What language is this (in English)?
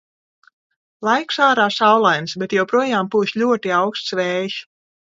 Latvian